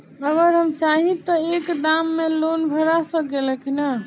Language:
Bhojpuri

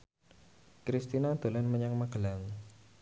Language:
Javanese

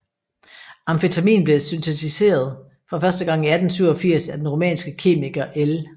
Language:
Danish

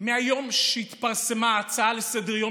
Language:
Hebrew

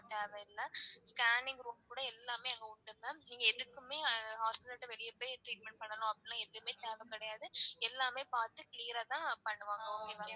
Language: Tamil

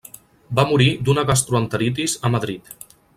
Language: Catalan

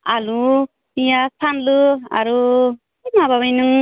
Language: Bodo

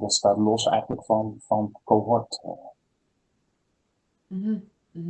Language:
Dutch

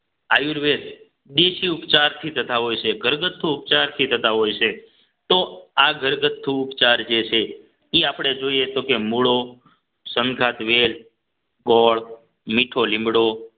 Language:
Gujarati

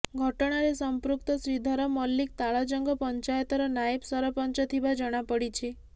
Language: Odia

